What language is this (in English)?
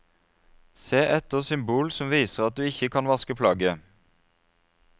Norwegian